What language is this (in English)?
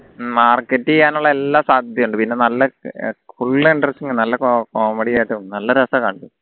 Malayalam